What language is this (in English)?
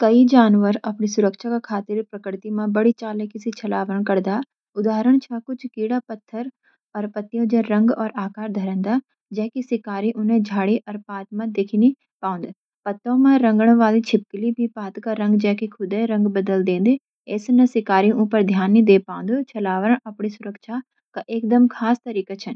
Garhwali